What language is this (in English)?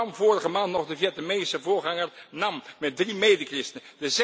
Dutch